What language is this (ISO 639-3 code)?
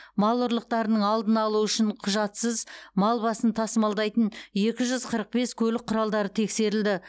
kaz